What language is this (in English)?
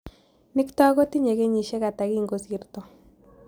Kalenjin